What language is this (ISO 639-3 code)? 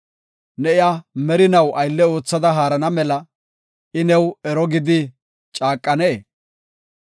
gof